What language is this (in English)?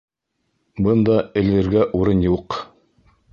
Bashkir